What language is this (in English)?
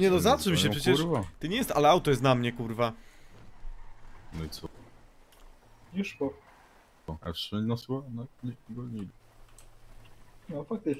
Polish